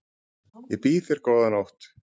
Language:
Icelandic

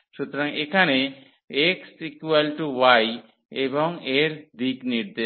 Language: Bangla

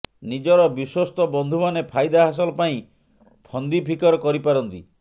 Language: Odia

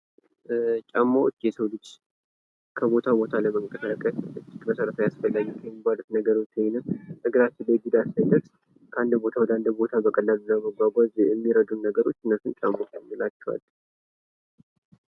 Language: Amharic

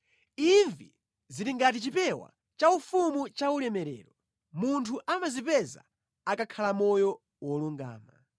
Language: Nyanja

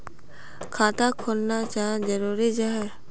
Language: Magahi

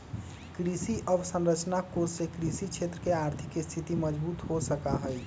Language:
Magahi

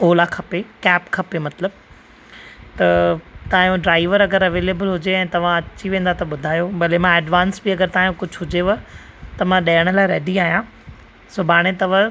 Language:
Sindhi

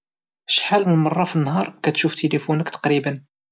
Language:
Moroccan Arabic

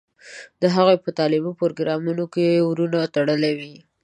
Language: Pashto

